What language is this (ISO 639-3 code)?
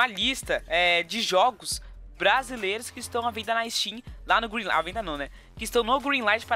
por